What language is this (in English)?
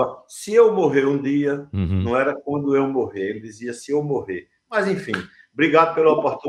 Portuguese